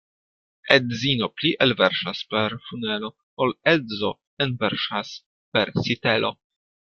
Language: Esperanto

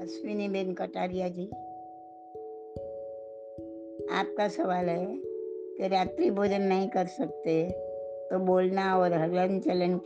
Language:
Gujarati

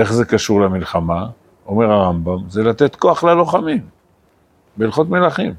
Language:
Hebrew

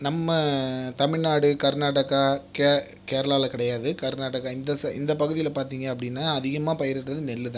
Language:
Tamil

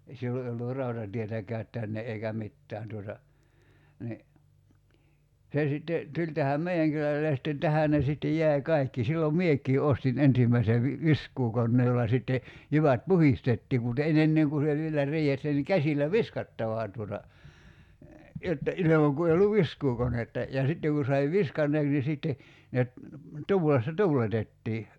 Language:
Finnish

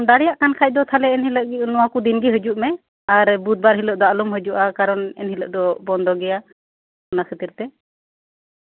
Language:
Santali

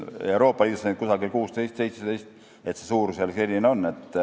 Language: Estonian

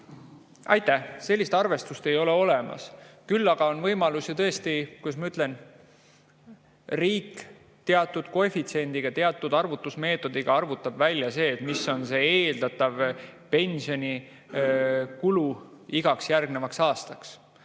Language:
Estonian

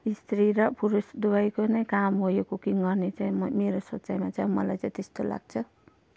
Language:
Nepali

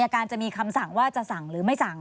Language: Thai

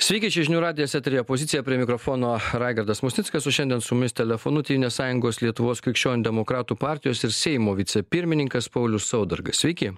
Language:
Lithuanian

